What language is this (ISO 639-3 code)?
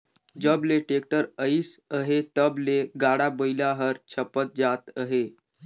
hne